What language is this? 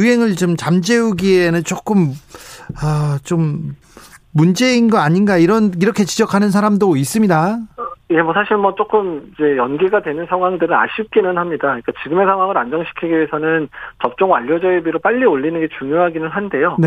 Korean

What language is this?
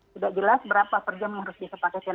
Indonesian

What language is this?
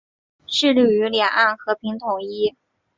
Chinese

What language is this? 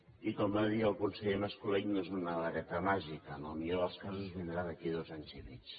Catalan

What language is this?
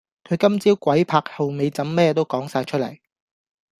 Cantonese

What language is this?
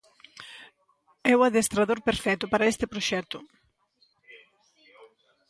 Galician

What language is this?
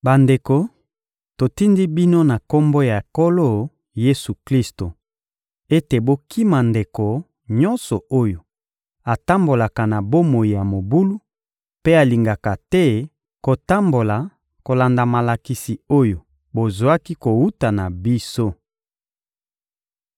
Lingala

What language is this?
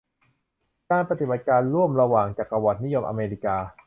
Thai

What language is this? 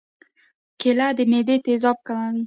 Pashto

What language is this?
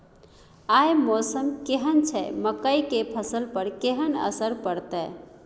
Maithili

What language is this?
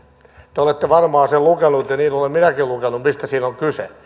Finnish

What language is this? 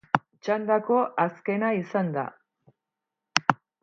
Basque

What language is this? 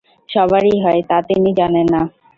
Bangla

